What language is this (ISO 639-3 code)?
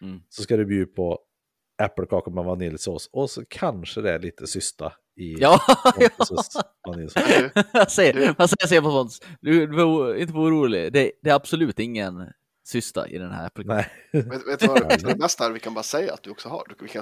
swe